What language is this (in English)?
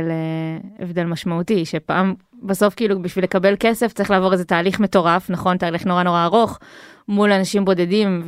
Hebrew